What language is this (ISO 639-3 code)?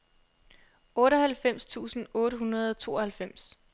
dan